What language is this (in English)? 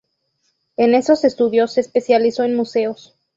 Spanish